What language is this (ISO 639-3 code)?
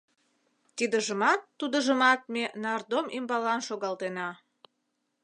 chm